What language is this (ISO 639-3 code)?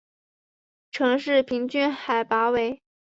zho